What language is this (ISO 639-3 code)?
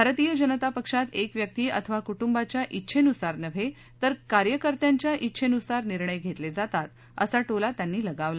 mar